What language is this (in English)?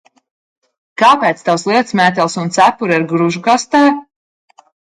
Latvian